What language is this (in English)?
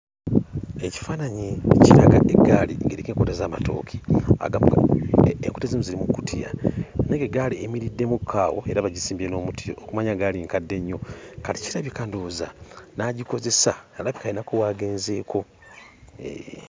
Ganda